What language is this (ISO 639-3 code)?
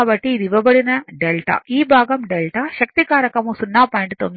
tel